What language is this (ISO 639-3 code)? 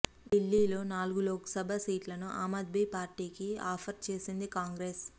tel